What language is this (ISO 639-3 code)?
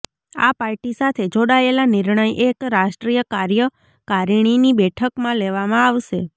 guj